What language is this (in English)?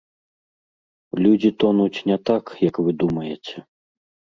Belarusian